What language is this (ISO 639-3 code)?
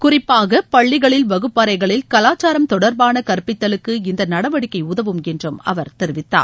tam